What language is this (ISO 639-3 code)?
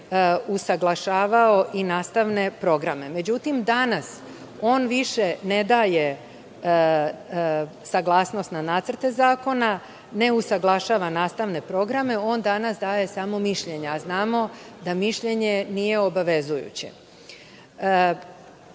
srp